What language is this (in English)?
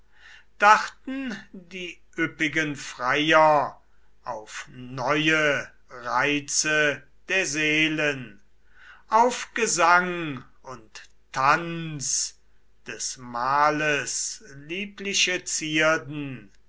German